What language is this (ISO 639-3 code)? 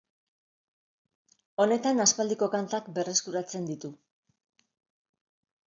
eus